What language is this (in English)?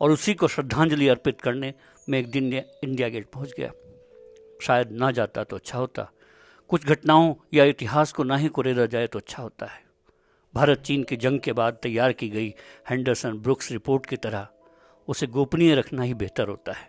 Hindi